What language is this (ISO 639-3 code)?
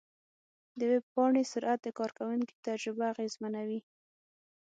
pus